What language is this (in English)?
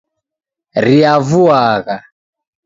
Taita